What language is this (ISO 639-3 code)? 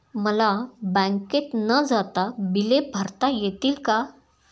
mar